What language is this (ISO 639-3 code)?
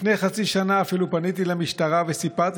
heb